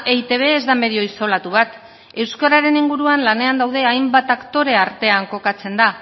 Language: Basque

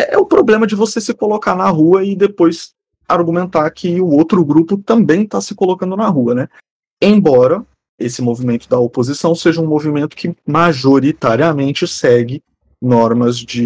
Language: Portuguese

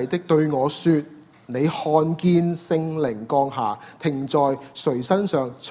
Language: Chinese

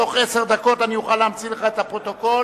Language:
Hebrew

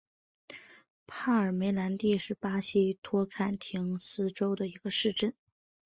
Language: Chinese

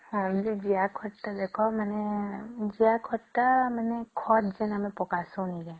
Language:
Odia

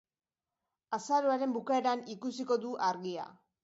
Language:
Basque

